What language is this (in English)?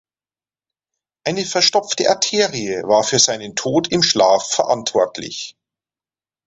German